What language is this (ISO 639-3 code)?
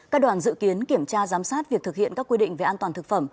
vie